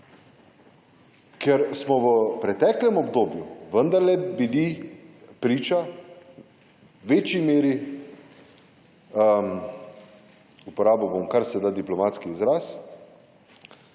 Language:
Slovenian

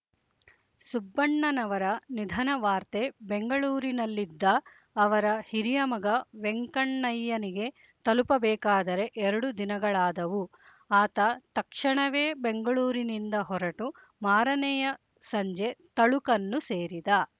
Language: Kannada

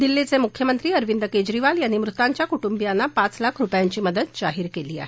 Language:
Marathi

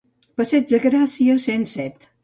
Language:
Catalan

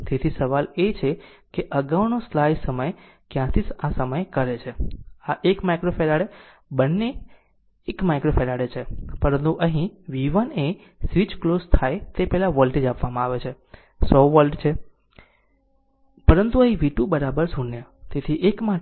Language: Gujarati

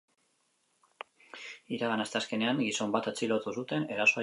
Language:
Basque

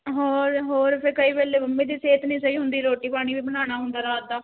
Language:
Punjabi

